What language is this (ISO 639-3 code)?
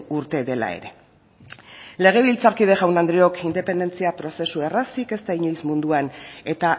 eus